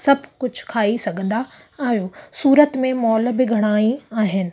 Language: Sindhi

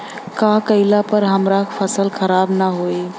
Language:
Bhojpuri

